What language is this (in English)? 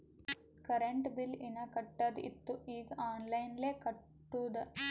Kannada